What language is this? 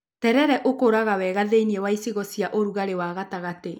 Kikuyu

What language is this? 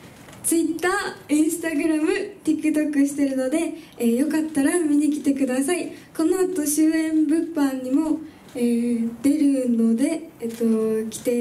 Japanese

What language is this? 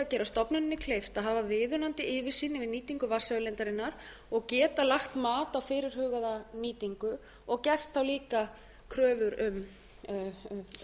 Icelandic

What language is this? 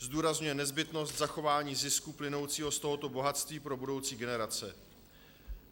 Czech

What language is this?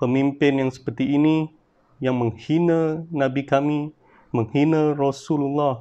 Malay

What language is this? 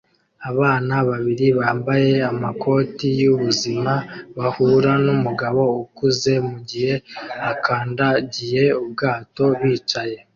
Kinyarwanda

